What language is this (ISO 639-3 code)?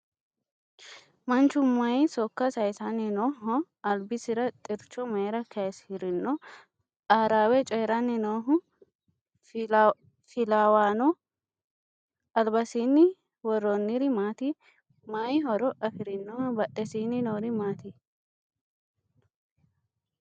sid